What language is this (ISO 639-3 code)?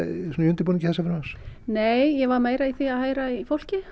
isl